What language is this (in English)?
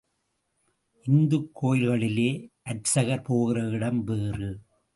Tamil